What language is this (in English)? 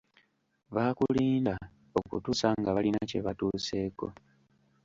Ganda